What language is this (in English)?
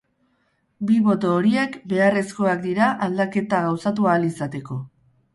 Basque